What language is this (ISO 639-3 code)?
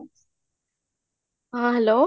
ori